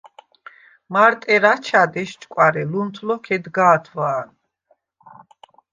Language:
Svan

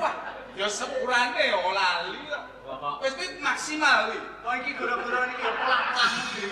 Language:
Indonesian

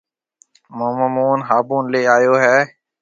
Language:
Marwari (Pakistan)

